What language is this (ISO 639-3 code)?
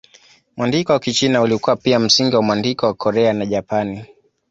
swa